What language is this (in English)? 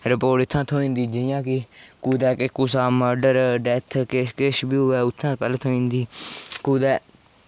Dogri